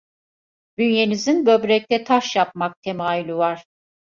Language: Turkish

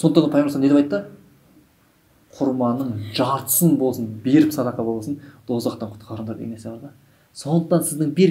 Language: Turkish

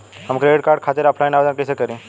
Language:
Bhojpuri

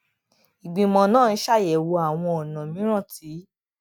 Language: Yoruba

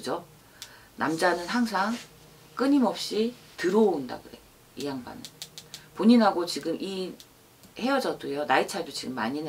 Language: Korean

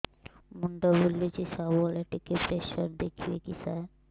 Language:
Odia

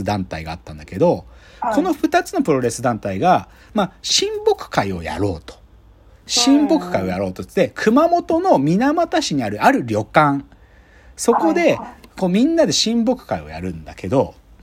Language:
Japanese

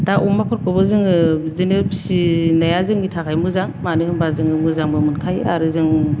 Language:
Bodo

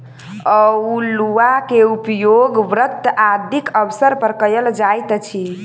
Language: Maithili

